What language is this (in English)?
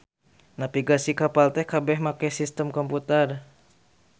Sundanese